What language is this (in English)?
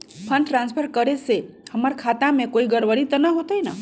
Magahi